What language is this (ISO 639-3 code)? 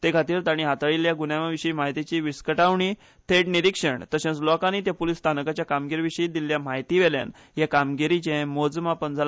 kok